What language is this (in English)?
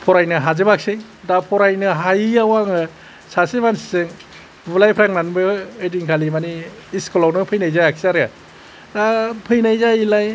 Bodo